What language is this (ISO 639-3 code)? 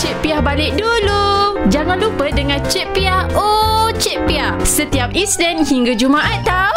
msa